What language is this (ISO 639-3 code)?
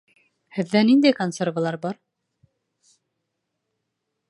bak